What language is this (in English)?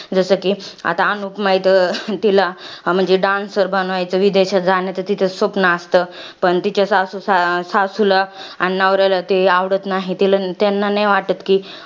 Marathi